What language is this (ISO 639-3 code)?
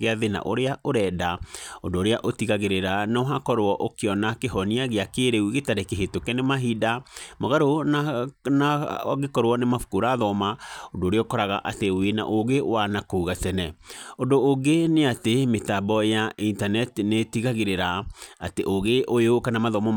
kik